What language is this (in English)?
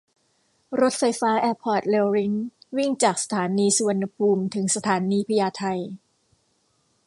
Thai